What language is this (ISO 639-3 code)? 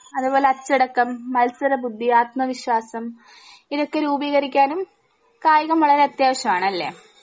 mal